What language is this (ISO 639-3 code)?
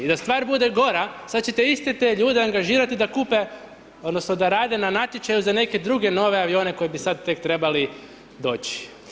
hrv